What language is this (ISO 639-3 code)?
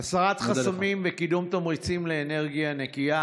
heb